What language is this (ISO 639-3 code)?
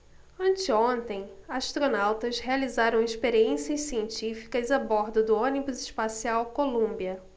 por